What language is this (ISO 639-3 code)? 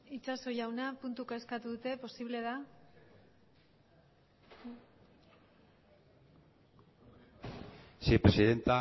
eus